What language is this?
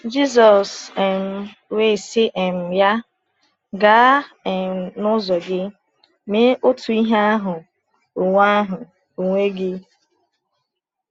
Igbo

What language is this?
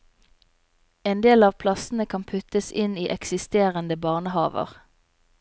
Norwegian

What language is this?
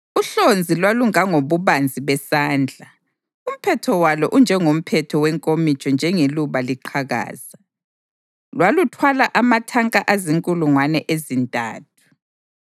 North Ndebele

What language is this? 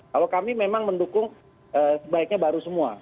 Indonesian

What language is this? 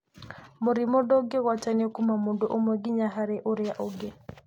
Kikuyu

